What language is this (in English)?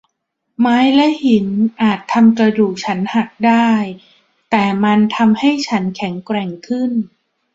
Thai